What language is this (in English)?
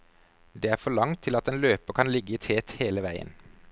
Norwegian